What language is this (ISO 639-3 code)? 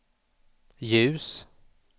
swe